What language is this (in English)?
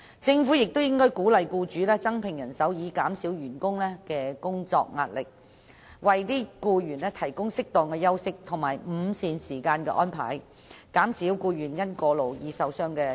Cantonese